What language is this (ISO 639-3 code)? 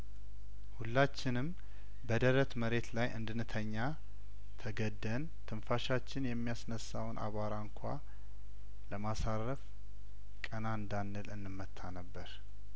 amh